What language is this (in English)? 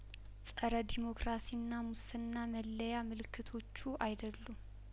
Amharic